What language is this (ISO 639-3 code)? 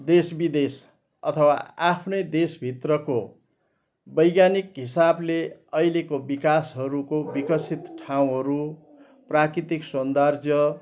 nep